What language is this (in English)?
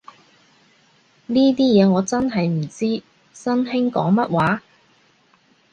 Cantonese